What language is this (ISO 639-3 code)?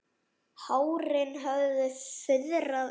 isl